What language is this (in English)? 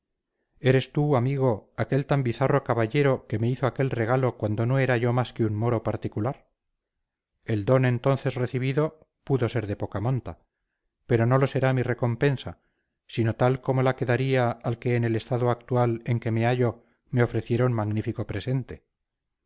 Spanish